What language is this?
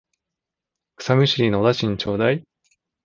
Japanese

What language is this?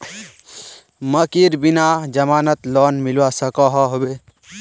Magahi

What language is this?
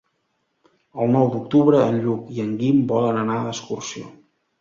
Catalan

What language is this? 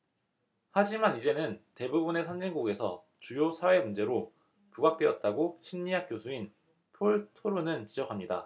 Korean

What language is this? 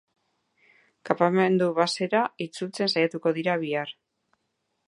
Basque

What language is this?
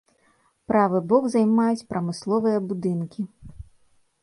Belarusian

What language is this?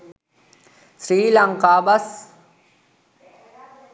Sinhala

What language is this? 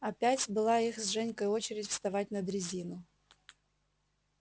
Russian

